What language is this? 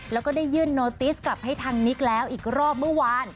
Thai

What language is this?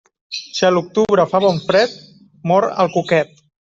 Catalan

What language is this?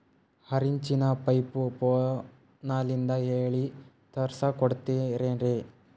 Kannada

